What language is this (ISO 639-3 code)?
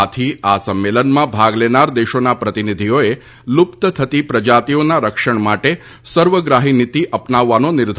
guj